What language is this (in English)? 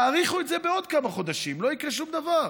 Hebrew